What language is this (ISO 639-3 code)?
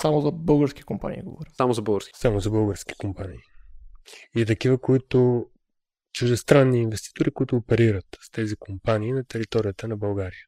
bul